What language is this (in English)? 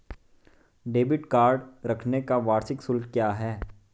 Hindi